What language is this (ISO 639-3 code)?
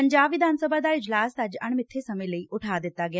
pan